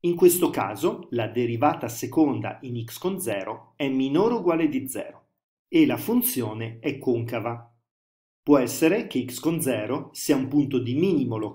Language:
Italian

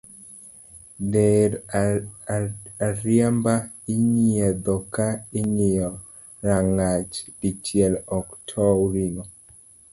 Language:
Luo (Kenya and Tanzania)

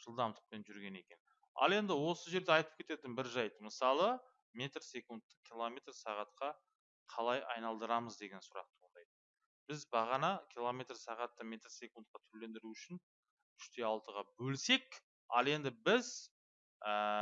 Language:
Turkish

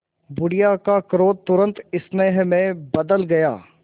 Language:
Hindi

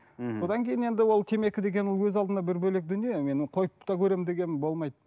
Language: Kazakh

